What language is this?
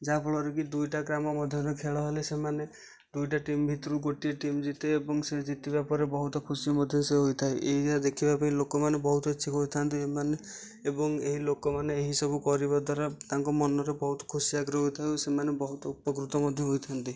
Odia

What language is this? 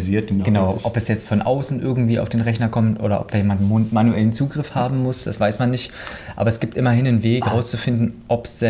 German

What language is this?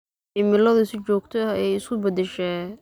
Somali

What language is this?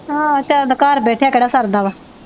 Punjabi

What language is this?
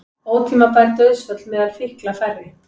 Icelandic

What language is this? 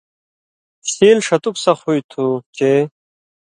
Indus Kohistani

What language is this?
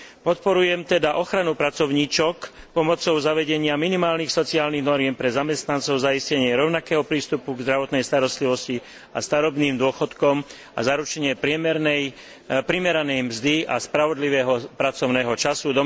Slovak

